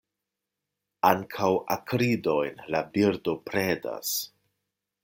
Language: Esperanto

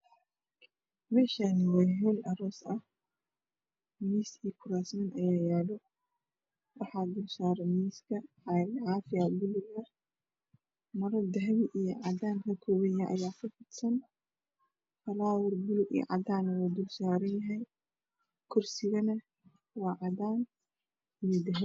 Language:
Somali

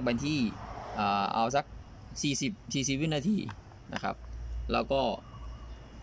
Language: Thai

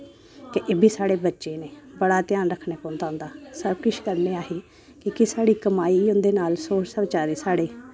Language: Dogri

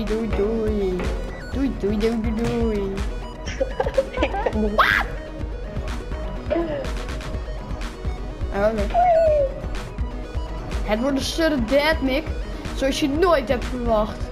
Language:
Dutch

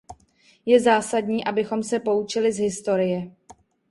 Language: Czech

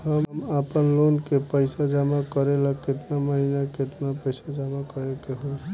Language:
Bhojpuri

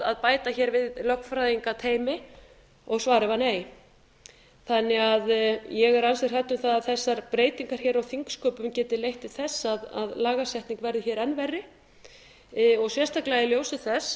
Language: Icelandic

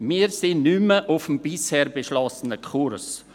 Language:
Swiss German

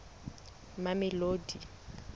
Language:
Southern Sotho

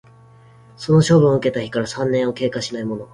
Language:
Japanese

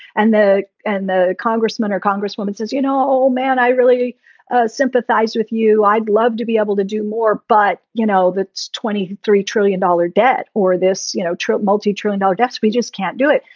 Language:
English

